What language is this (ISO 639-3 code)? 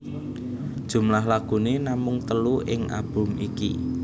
jav